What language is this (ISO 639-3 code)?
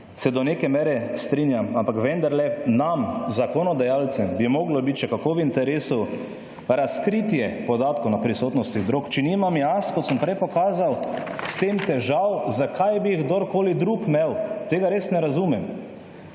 slv